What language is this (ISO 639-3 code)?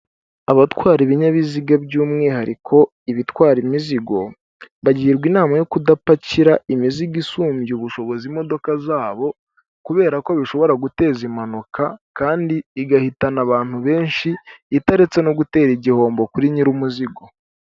kin